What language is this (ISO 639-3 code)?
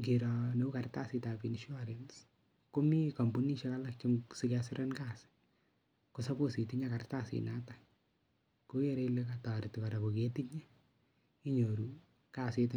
kln